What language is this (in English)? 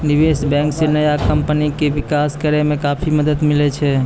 Maithili